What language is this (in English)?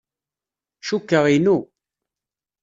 Kabyle